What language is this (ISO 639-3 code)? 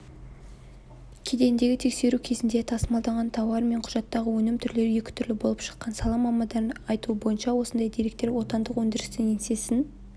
kaz